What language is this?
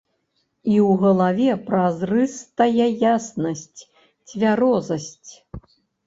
Belarusian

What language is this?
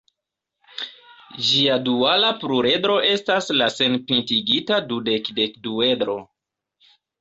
Esperanto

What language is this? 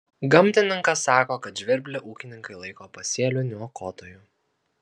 Lithuanian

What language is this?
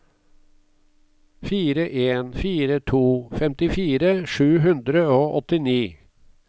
Norwegian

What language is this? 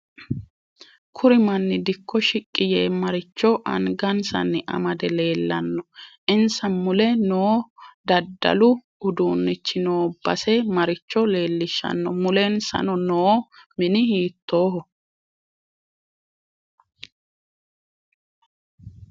Sidamo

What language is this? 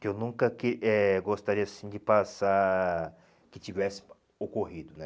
Portuguese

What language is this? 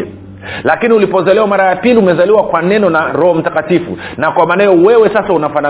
Swahili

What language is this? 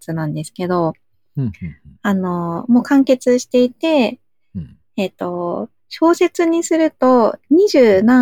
Japanese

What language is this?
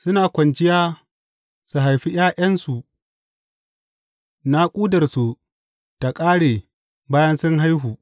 Hausa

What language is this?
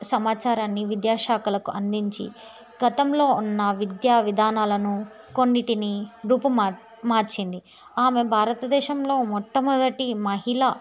Telugu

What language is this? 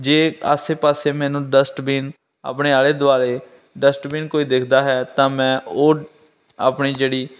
Punjabi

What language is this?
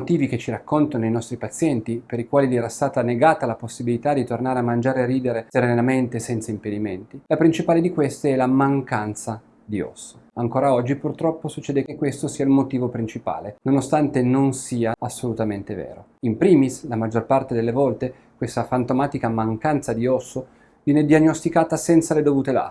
Italian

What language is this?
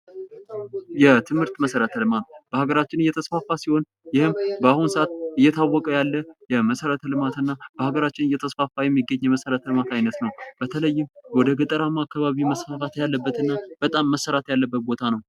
Amharic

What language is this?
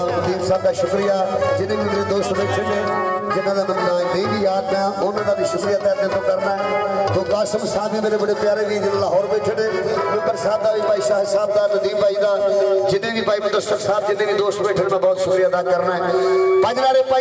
Arabic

